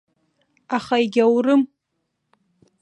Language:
Abkhazian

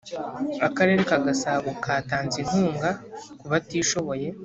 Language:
Kinyarwanda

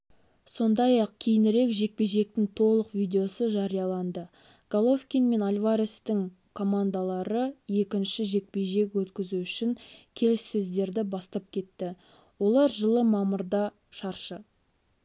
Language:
Kazakh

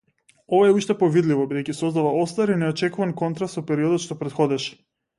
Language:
Macedonian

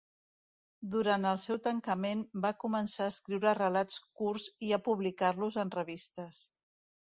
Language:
Catalan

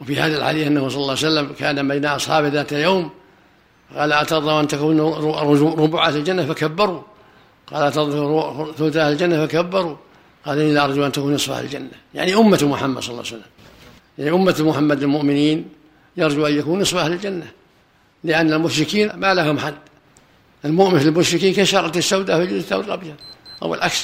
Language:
Arabic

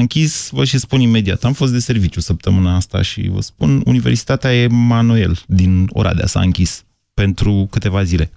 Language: Romanian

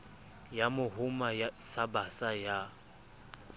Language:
Southern Sotho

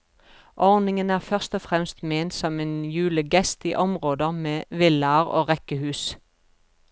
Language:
Norwegian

